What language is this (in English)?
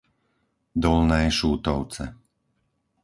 Slovak